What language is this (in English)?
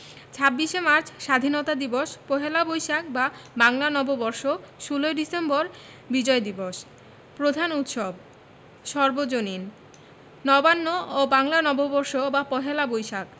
Bangla